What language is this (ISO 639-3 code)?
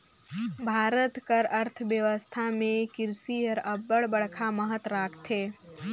hne